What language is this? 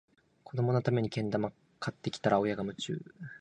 Japanese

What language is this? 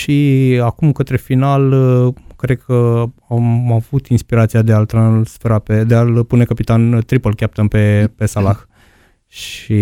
Romanian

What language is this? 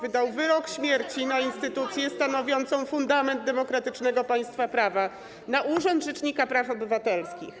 Polish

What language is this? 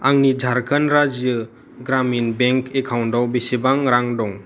Bodo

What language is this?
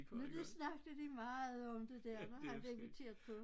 Danish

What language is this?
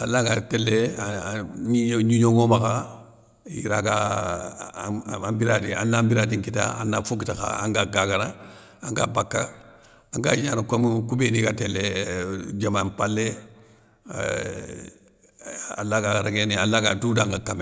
Soninke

